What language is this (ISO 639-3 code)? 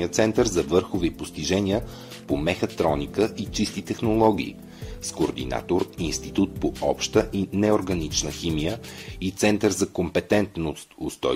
bul